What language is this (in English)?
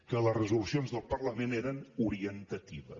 Catalan